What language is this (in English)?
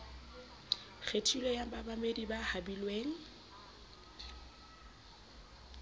Southern Sotho